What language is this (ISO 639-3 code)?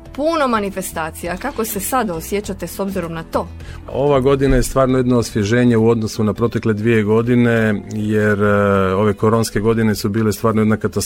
hrv